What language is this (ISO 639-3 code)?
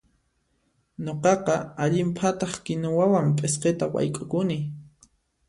qxp